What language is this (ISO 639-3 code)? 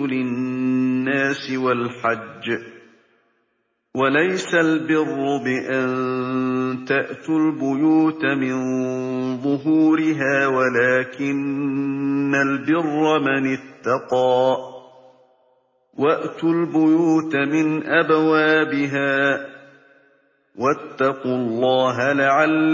ara